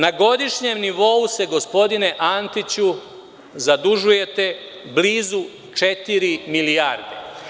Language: Serbian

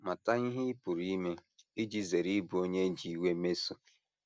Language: Igbo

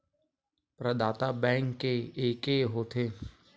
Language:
Chhattisgarhi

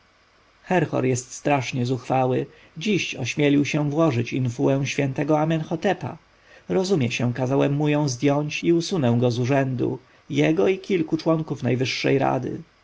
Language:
Polish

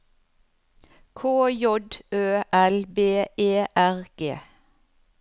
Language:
Norwegian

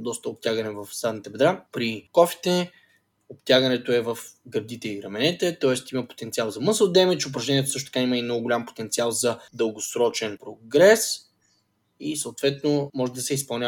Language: Bulgarian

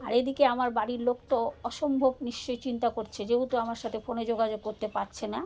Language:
Bangla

